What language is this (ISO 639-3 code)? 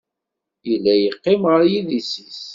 kab